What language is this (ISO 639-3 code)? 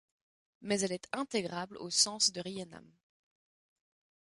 fra